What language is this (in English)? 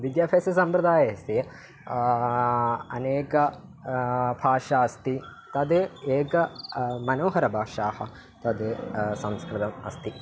Sanskrit